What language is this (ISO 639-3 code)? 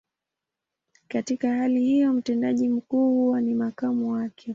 swa